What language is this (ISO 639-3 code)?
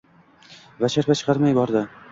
uzb